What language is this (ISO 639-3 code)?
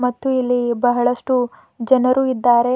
kan